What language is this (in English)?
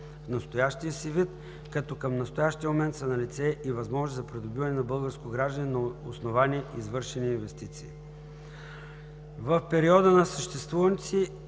Bulgarian